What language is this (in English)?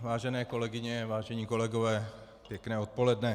Czech